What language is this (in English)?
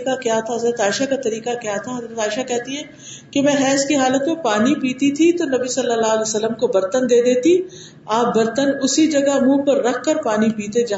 Urdu